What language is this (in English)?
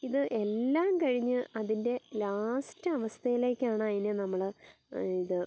Malayalam